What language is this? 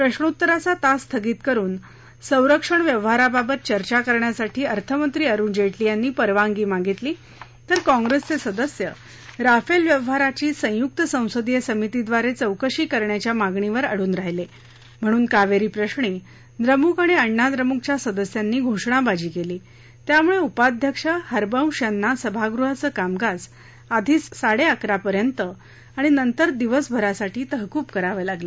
Marathi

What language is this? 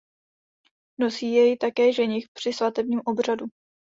Czech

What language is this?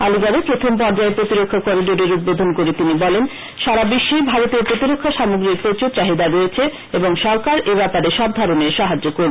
Bangla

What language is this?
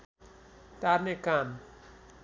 Nepali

